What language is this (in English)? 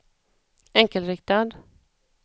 Swedish